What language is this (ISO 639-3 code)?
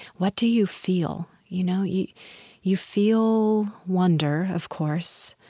eng